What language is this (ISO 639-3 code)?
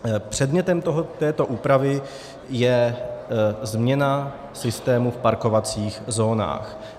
ces